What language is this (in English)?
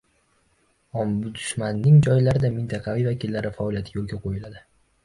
Uzbek